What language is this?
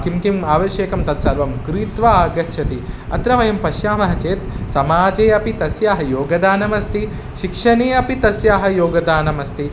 Sanskrit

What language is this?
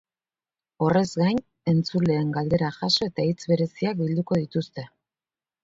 Basque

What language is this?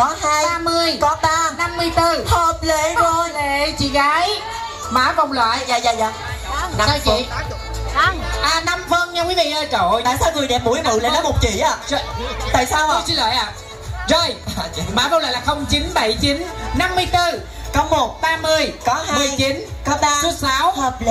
Vietnamese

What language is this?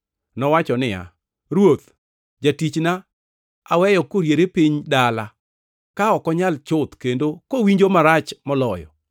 Luo (Kenya and Tanzania)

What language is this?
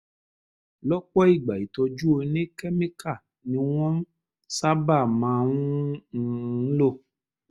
Yoruba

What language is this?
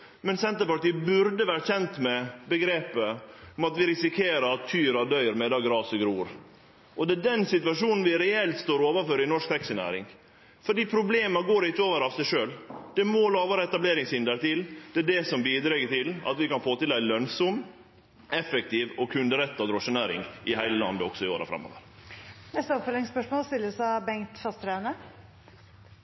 Norwegian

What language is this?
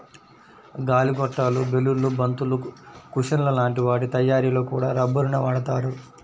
Telugu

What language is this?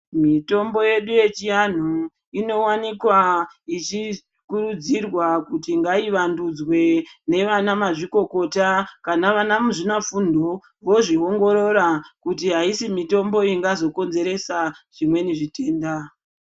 Ndau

